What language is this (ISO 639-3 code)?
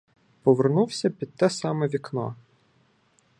ukr